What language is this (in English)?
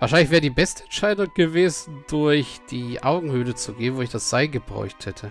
German